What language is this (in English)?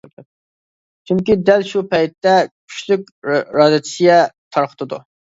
Uyghur